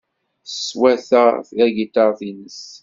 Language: Kabyle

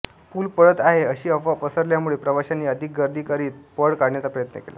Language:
Marathi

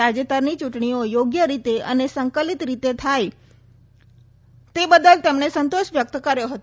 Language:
Gujarati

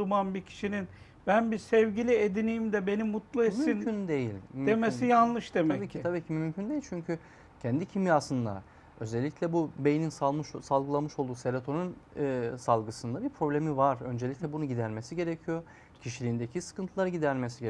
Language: Turkish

